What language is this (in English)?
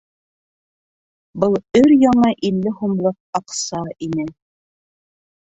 Bashkir